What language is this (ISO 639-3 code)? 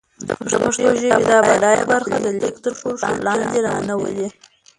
pus